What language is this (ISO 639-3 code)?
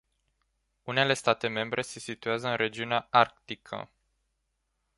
ron